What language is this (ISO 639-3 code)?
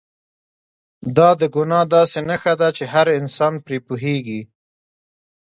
pus